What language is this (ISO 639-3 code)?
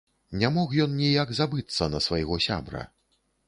bel